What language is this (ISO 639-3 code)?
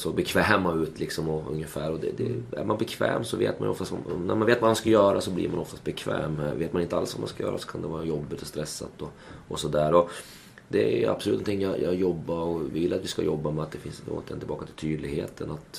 swe